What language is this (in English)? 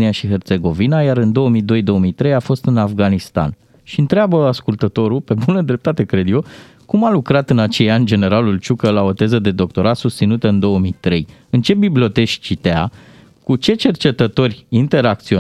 Romanian